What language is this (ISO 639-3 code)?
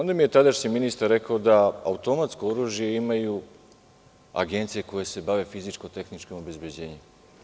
srp